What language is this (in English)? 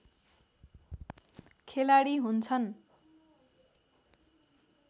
Nepali